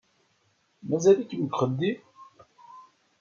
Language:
Kabyle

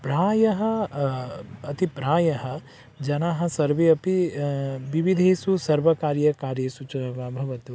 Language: Sanskrit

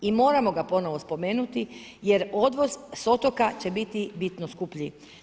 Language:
Croatian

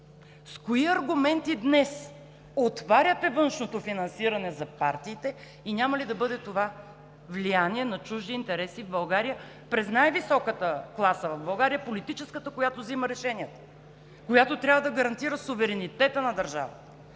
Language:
Bulgarian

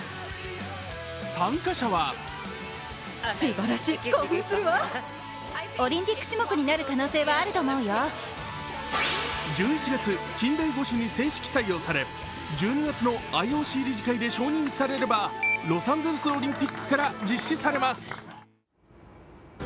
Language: Japanese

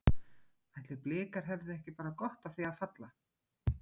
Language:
Icelandic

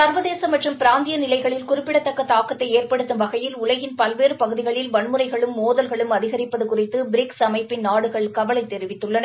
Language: Tamil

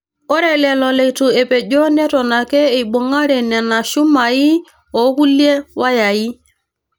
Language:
Masai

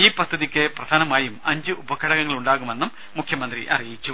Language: Malayalam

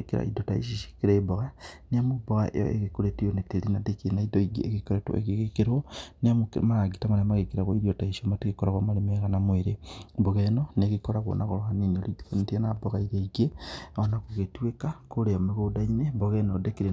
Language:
Kikuyu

